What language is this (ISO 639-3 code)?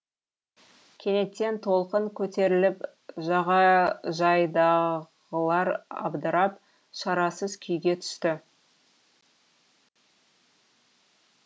kaz